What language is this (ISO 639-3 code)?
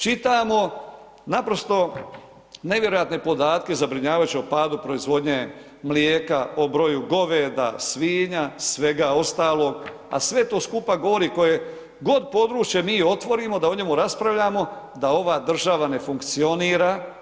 hrv